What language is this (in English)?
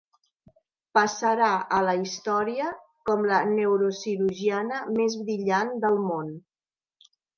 Catalan